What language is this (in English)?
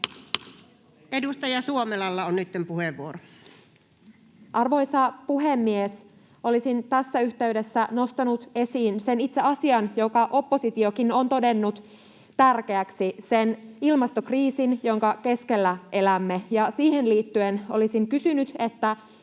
Finnish